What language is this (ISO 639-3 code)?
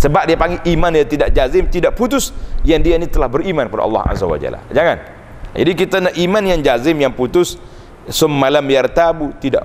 msa